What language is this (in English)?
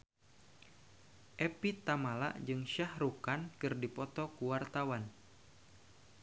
Sundanese